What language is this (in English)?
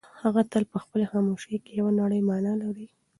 Pashto